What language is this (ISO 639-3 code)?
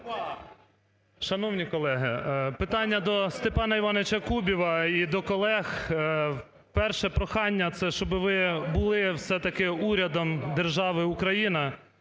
ukr